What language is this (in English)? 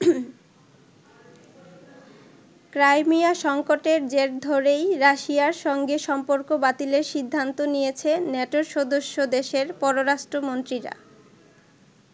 Bangla